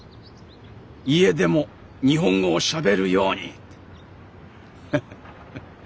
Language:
Japanese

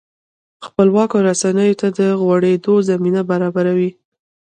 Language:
Pashto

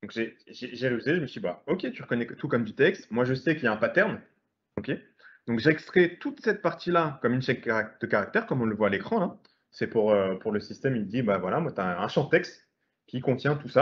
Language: French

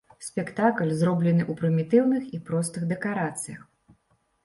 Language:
Belarusian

